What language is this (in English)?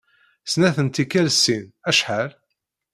Kabyle